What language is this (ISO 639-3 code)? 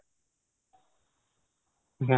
ori